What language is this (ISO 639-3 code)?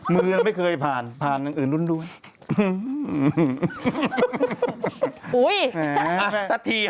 tha